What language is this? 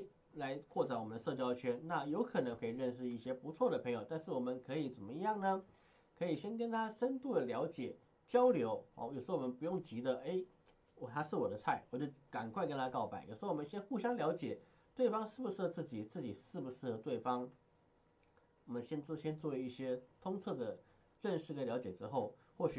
Chinese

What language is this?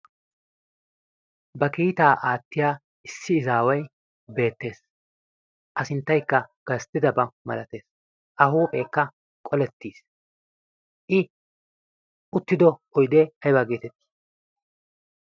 Wolaytta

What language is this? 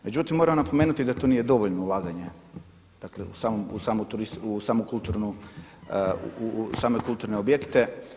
Croatian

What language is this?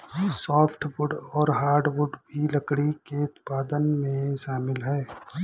Hindi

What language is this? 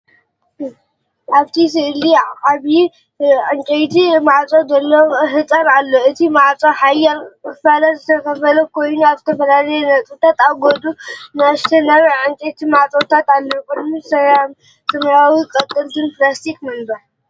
Tigrinya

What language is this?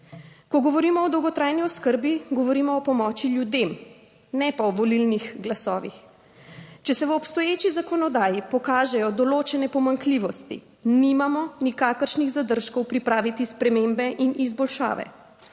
Slovenian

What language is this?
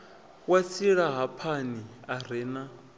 Venda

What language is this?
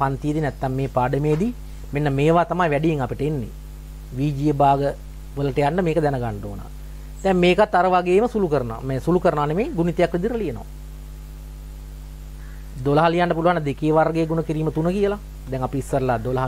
Indonesian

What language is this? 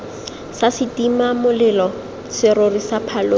Tswana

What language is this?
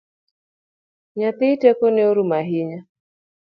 Luo (Kenya and Tanzania)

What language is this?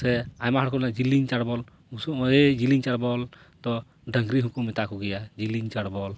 Santali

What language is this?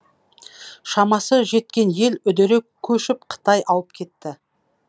Kazakh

